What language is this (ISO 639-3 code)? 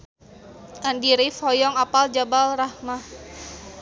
sun